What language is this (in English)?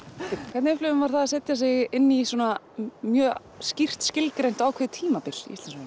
Icelandic